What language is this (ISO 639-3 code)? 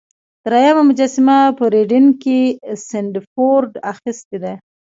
pus